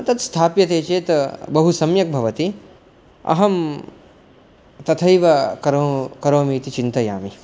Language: Sanskrit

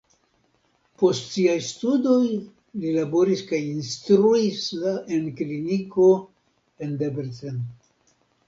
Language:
Esperanto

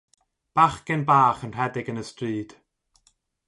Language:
Welsh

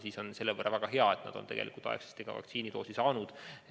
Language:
Estonian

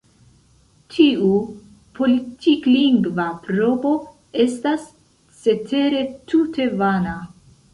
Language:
Esperanto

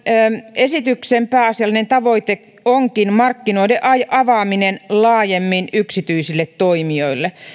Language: Finnish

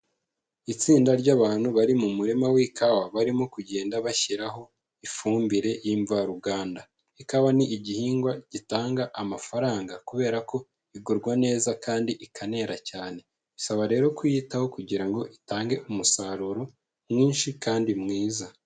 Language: Kinyarwanda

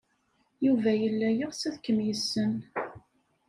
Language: Kabyle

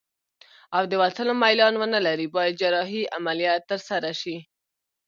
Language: Pashto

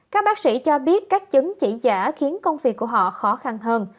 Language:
Vietnamese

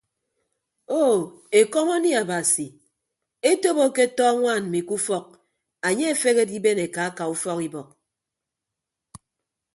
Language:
Ibibio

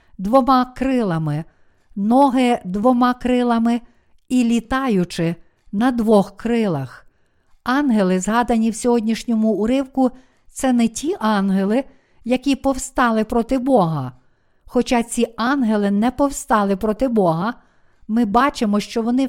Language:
Ukrainian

